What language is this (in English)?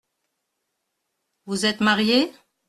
French